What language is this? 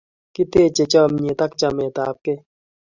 Kalenjin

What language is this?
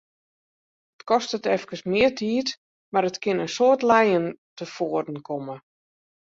Western Frisian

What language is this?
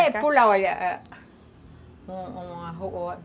Portuguese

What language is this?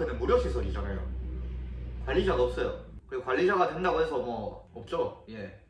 Korean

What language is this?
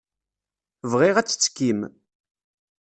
Kabyle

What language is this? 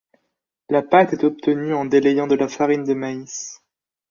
French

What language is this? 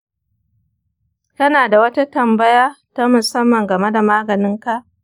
Hausa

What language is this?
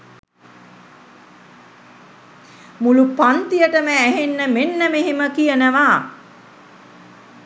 Sinhala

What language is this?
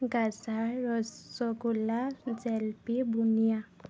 Assamese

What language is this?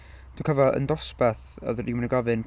Welsh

